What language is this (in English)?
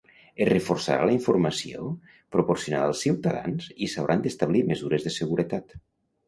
Catalan